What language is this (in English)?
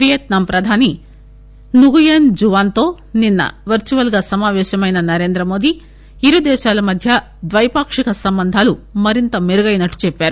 Telugu